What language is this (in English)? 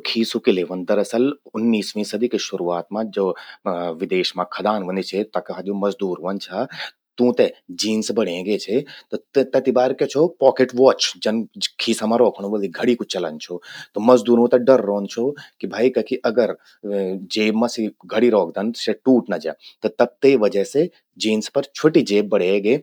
Garhwali